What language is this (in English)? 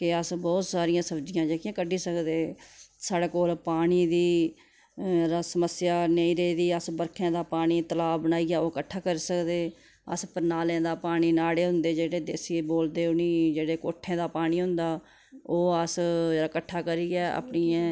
Dogri